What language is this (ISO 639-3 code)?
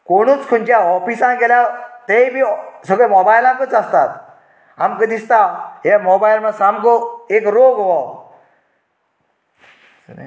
kok